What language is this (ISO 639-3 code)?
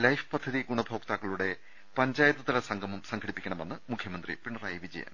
mal